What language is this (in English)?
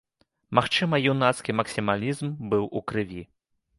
Belarusian